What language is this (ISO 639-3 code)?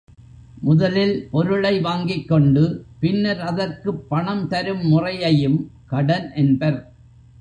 tam